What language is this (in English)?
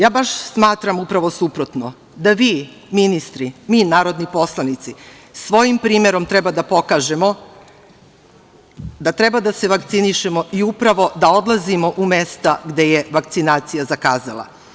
Serbian